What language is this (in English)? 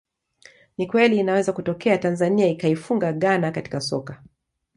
Swahili